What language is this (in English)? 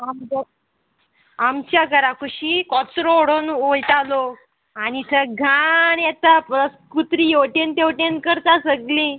Konkani